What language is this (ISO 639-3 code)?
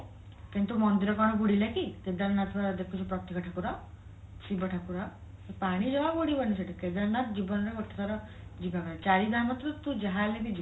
ori